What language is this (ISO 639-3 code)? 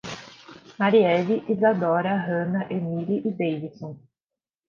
por